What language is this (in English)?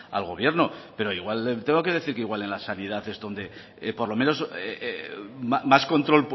Spanish